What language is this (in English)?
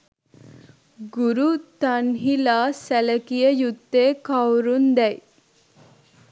Sinhala